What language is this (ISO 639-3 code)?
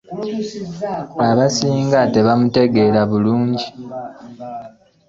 lug